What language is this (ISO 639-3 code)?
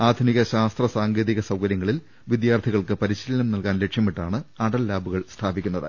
mal